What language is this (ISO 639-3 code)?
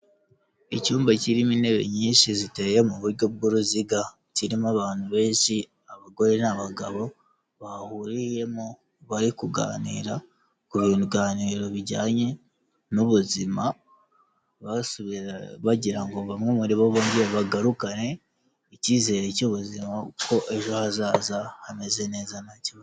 kin